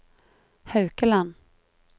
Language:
Norwegian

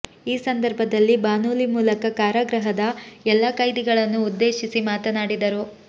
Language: Kannada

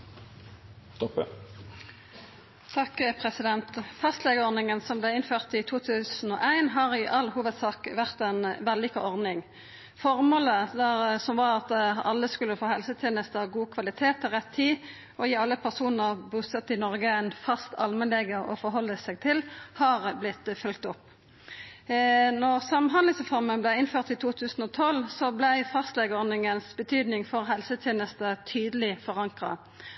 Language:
Norwegian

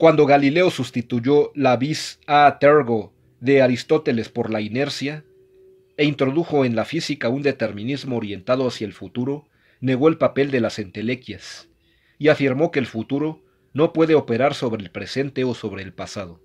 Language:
Spanish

